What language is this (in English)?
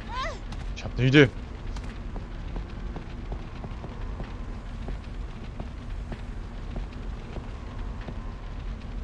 German